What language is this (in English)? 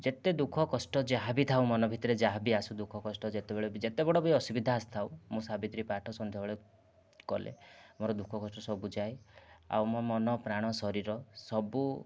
Odia